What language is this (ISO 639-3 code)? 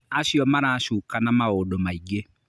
kik